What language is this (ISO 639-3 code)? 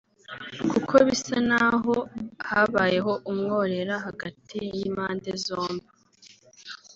kin